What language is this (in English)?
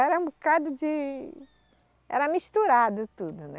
Portuguese